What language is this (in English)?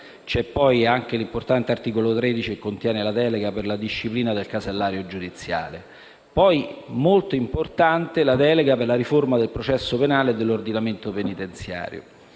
Italian